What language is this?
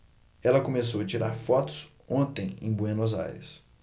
Portuguese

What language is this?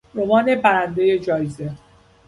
Persian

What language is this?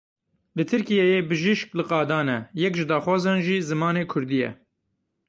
Kurdish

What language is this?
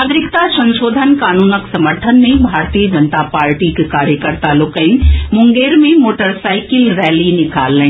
Maithili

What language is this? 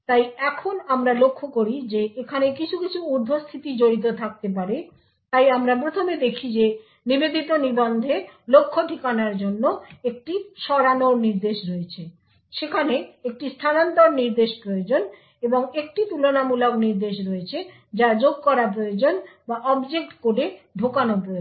Bangla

